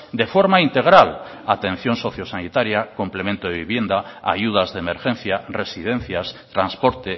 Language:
Spanish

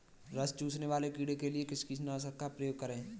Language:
Hindi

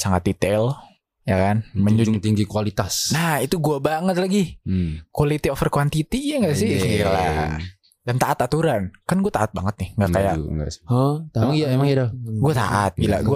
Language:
Indonesian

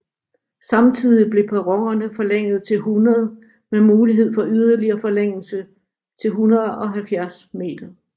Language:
Danish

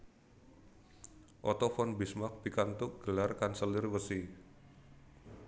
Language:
Javanese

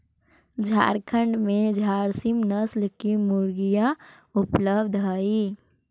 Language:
Magahi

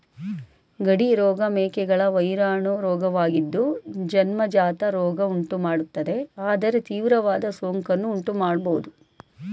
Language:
Kannada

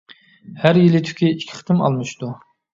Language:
Uyghur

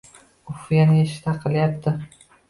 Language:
Uzbek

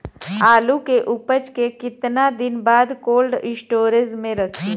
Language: Bhojpuri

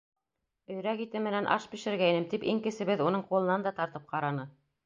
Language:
Bashkir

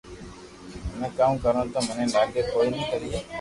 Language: Loarki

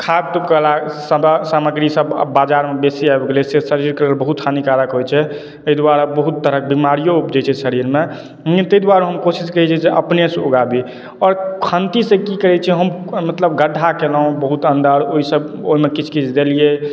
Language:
Maithili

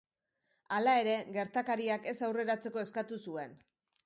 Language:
Basque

